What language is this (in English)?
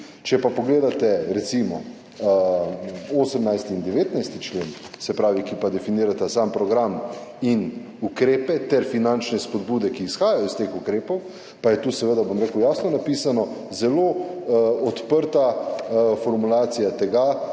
Slovenian